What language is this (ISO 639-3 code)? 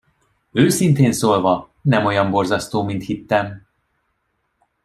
hun